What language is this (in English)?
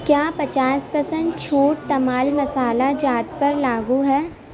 Urdu